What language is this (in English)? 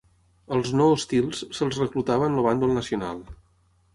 Catalan